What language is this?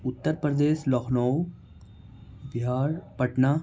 Urdu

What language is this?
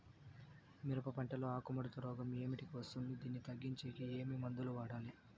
Telugu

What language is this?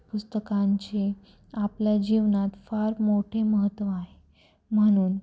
Marathi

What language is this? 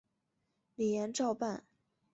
Chinese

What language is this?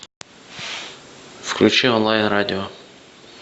Russian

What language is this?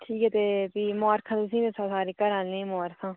Dogri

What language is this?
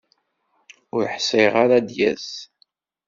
Kabyle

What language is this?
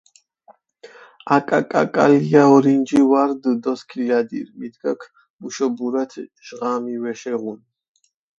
Mingrelian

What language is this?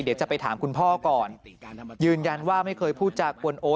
Thai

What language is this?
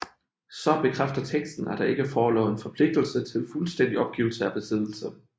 Danish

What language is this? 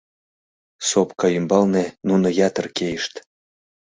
Mari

